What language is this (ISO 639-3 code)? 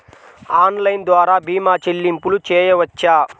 tel